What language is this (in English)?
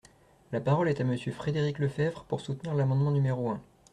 French